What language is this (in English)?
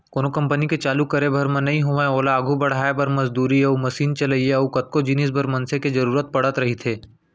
Chhattisgarhi